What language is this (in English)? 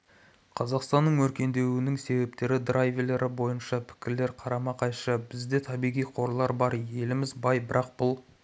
Kazakh